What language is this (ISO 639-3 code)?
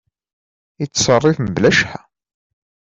kab